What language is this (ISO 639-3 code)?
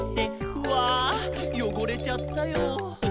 jpn